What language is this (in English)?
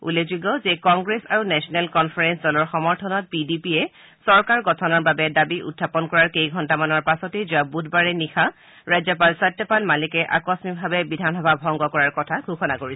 Assamese